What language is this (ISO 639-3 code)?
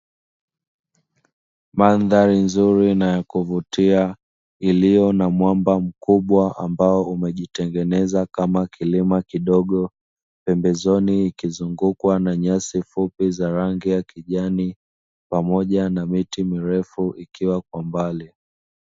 swa